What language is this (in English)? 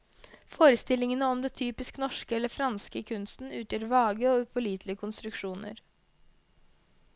Norwegian